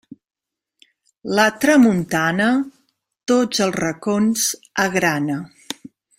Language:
Catalan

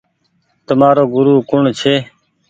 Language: Goaria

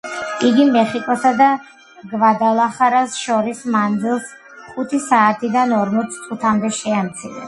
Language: Georgian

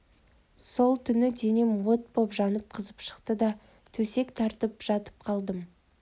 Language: Kazakh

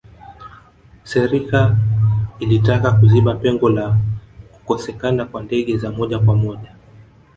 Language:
Swahili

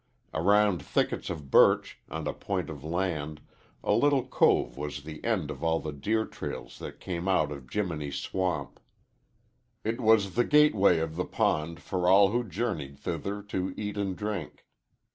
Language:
English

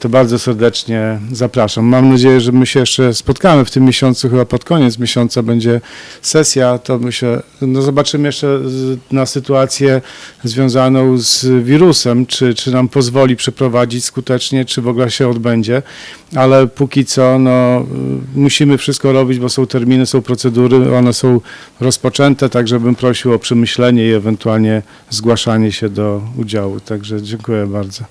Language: Polish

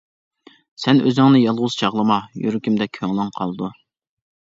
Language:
Uyghur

